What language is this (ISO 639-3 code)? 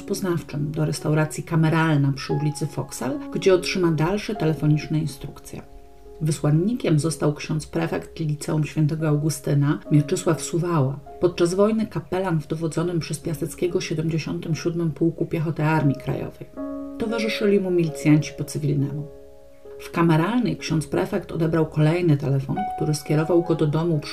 pol